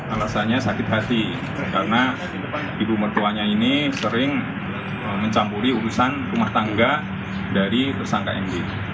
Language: Indonesian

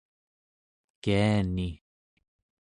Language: Central Yupik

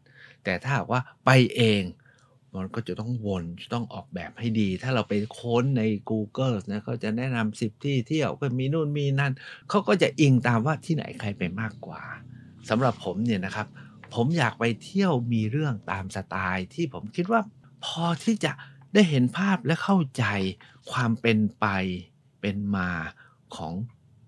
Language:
Thai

